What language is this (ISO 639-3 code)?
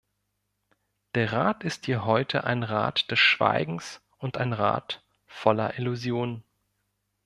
deu